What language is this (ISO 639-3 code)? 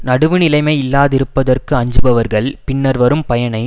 tam